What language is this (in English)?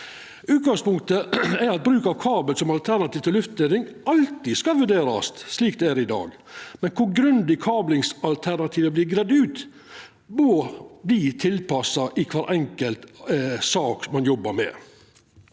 Norwegian